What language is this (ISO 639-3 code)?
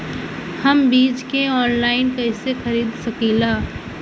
bho